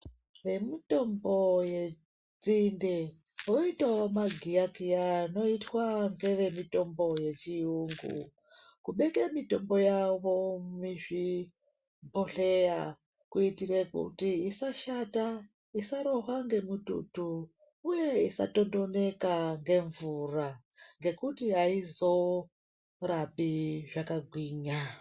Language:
Ndau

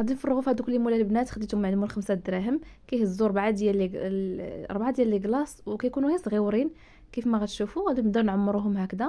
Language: Arabic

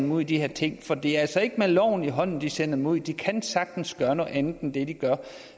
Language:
Danish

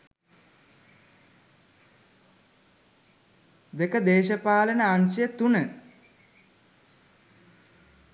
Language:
Sinhala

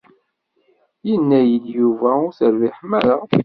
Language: Kabyle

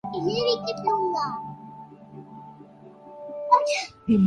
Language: Urdu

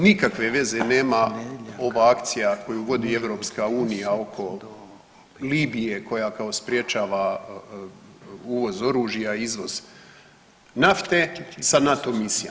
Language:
Croatian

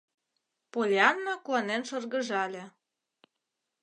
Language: Mari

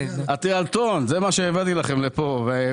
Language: Hebrew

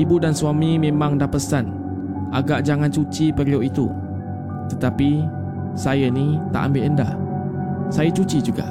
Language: Malay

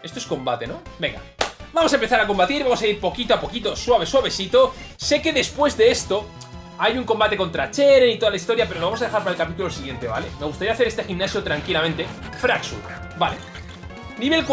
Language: Spanish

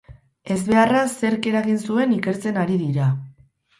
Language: Basque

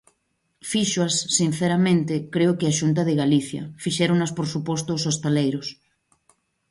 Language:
Galician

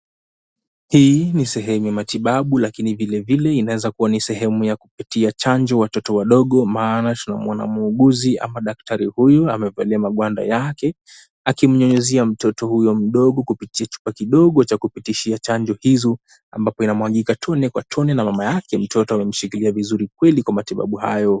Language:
Swahili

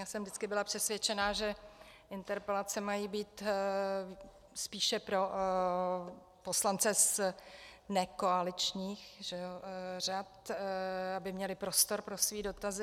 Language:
Czech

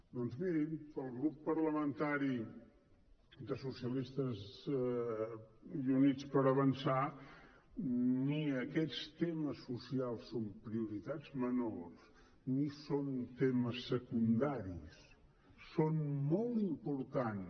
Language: Catalan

